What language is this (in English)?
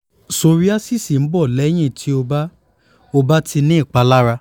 Yoruba